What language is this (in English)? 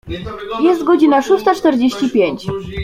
Polish